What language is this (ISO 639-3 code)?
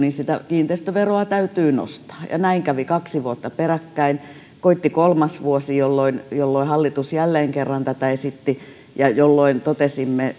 fin